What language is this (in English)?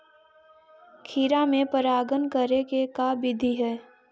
Magahi